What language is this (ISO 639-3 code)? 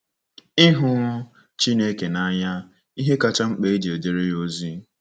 ibo